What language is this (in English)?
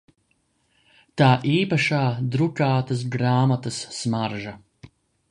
Latvian